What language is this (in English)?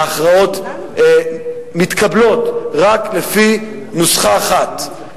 Hebrew